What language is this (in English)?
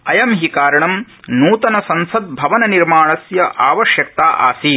Sanskrit